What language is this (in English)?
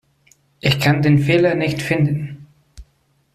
German